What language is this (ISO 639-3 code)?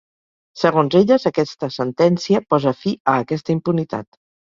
cat